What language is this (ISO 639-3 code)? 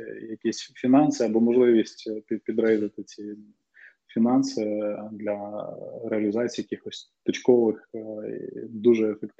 ukr